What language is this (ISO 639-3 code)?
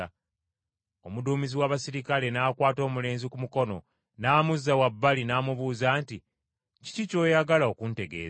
lug